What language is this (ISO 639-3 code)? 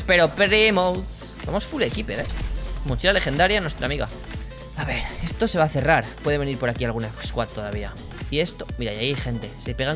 spa